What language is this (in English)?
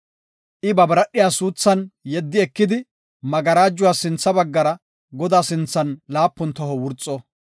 Gofa